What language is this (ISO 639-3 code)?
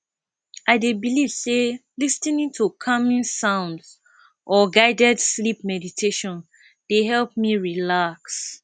pcm